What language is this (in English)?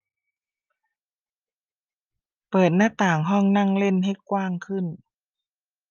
Thai